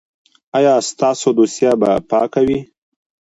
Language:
Pashto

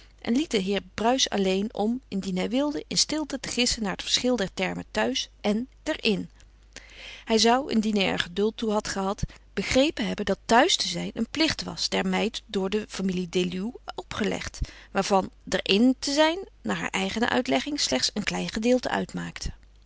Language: Dutch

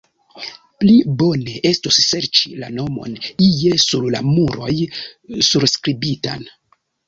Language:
Esperanto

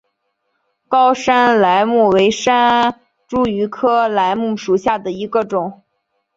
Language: Chinese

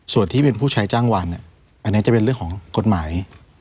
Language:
Thai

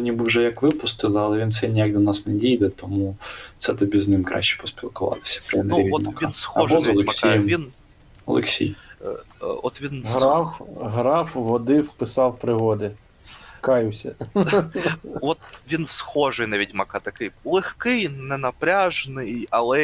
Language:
Ukrainian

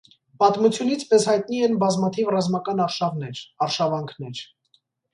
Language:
Armenian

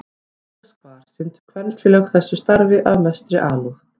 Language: Icelandic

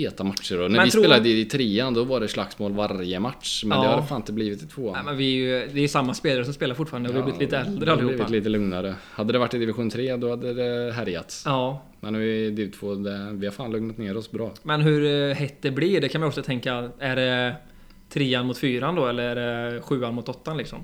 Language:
Swedish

